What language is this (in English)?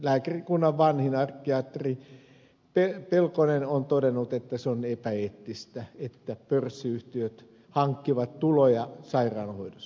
Finnish